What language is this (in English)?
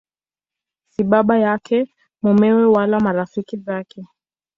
Swahili